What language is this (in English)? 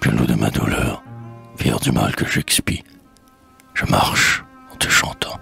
French